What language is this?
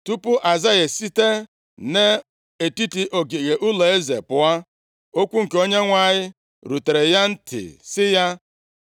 Igbo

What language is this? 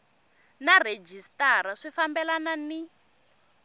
Tsonga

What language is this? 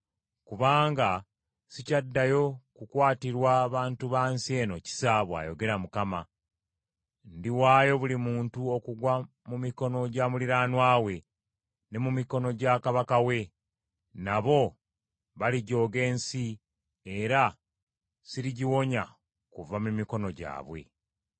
Ganda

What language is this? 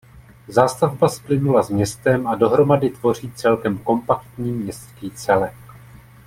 Czech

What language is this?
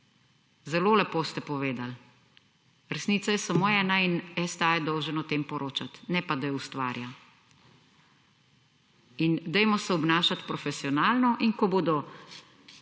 Slovenian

